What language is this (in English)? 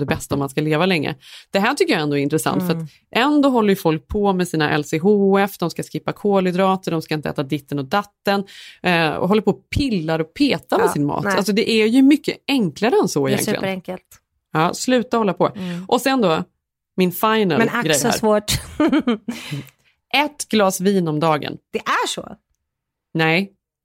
Swedish